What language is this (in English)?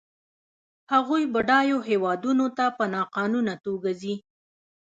Pashto